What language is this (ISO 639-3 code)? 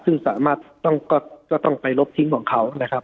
tha